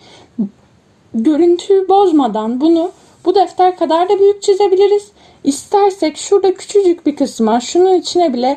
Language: Turkish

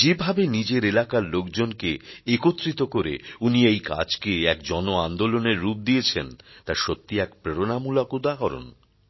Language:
Bangla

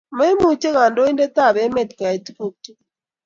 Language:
Kalenjin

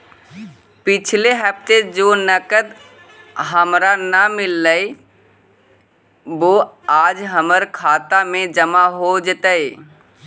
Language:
Magahi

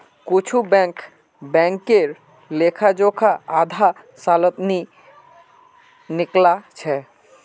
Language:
Magahi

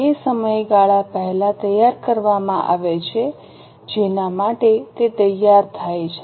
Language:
Gujarati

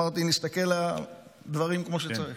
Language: Hebrew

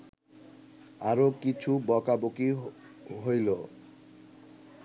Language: Bangla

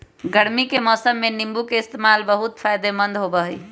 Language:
Magahi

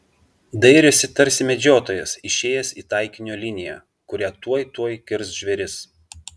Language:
Lithuanian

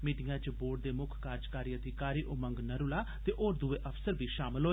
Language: Dogri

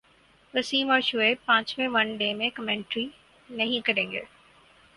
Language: Urdu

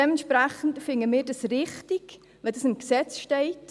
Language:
Swiss German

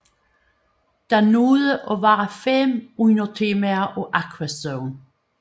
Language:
Danish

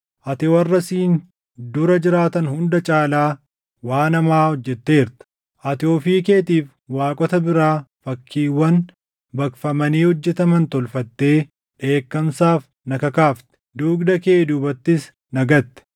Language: Oromo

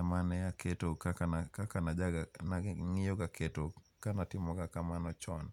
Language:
Luo (Kenya and Tanzania)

